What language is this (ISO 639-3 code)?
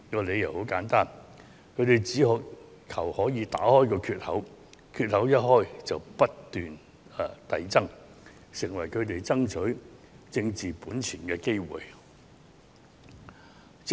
yue